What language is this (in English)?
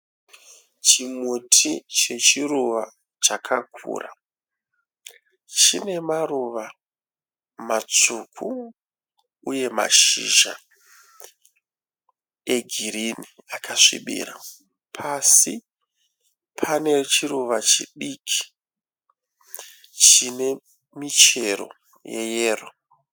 Shona